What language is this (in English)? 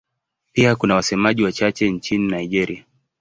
Swahili